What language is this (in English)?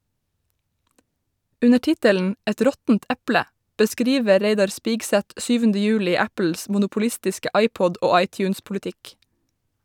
Norwegian